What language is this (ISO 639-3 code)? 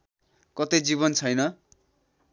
nep